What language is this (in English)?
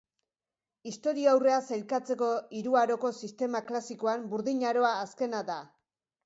Basque